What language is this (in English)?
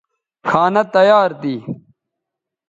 Bateri